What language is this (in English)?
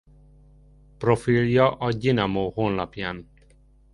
Hungarian